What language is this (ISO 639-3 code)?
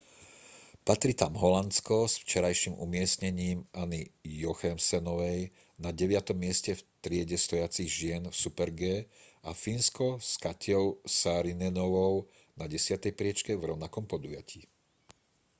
slk